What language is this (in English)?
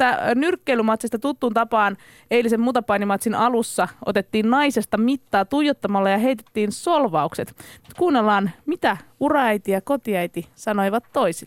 Finnish